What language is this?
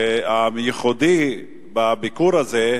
Hebrew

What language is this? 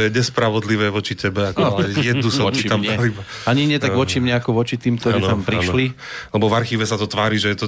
Slovak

